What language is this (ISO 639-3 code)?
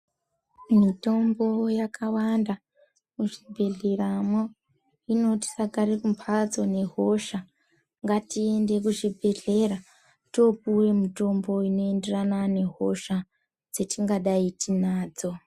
ndc